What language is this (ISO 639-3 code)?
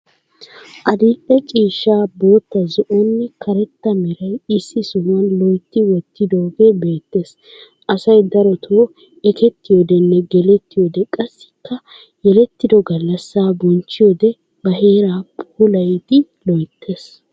wal